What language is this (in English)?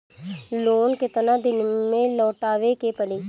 Bhojpuri